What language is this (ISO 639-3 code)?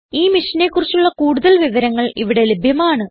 mal